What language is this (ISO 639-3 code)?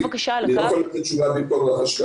heb